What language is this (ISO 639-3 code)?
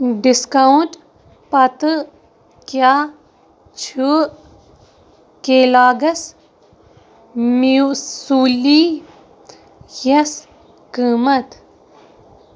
kas